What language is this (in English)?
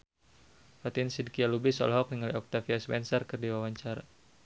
Sundanese